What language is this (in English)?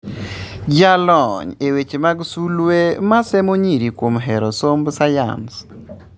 Luo (Kenya and Tanzania)